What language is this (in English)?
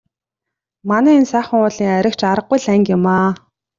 Mongolian